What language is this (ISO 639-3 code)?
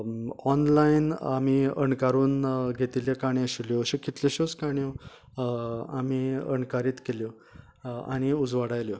kok